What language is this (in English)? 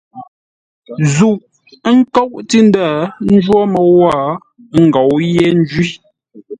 Ngombale